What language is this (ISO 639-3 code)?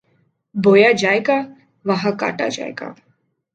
urd